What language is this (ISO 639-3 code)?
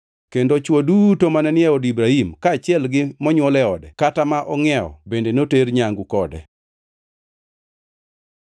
luo